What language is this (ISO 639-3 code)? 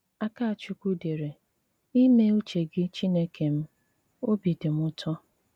ibo